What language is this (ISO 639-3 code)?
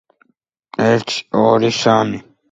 kat